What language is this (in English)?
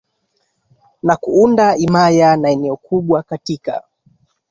Swahili